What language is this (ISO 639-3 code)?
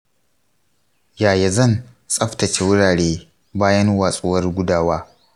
hau